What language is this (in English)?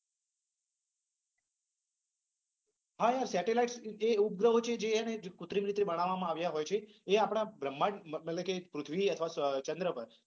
Gujarati